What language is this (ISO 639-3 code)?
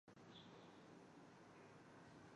zho